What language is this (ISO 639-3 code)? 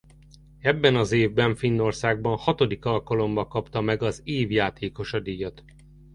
hun